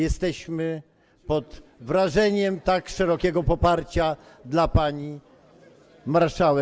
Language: Polish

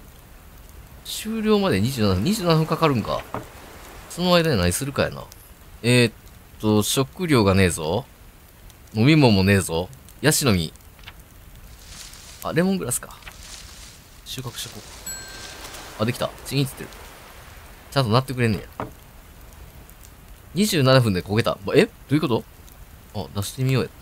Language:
Japanese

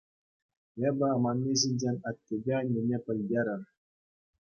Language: Chuvash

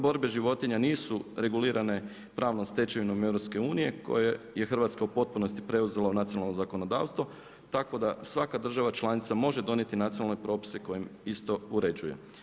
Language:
Croatian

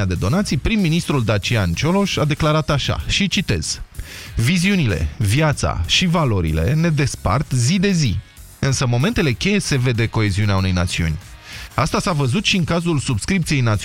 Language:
Romanian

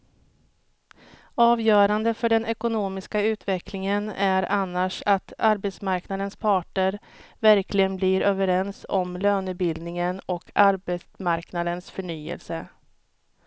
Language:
Swedish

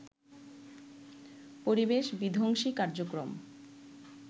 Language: Bangla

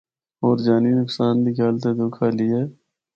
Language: Northern Hindko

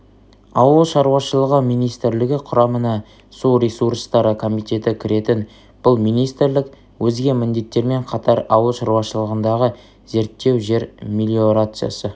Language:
Kazakh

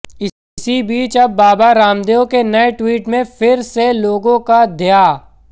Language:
Hindi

